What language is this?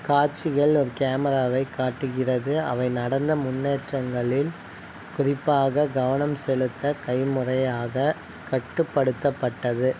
Tamil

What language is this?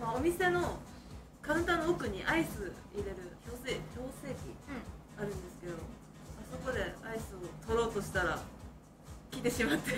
Japanese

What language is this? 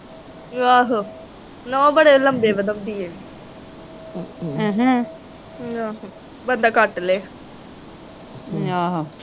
Punjabi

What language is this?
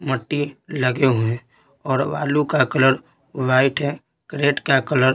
Hindi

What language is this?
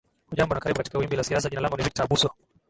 Swahili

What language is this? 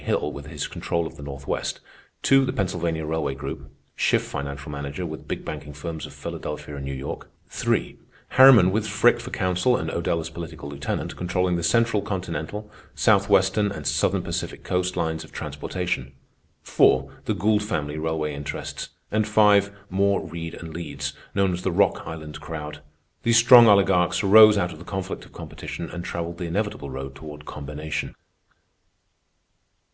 English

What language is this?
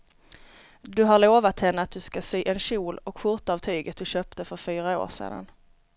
Swedish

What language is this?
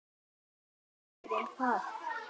Icelandic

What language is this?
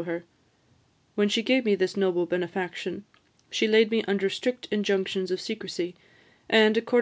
English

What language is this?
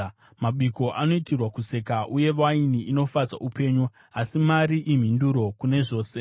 Shona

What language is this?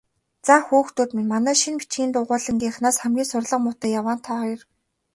Mongolian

